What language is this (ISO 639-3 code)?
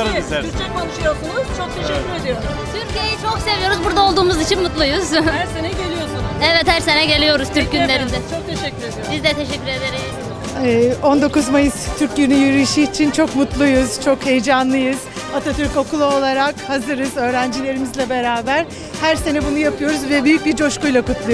tur